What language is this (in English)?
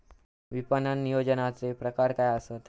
Marathi